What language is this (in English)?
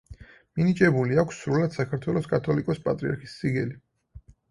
Georgian